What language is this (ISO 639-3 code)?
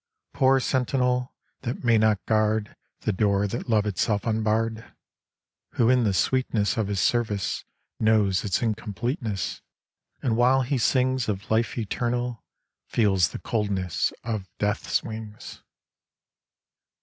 eng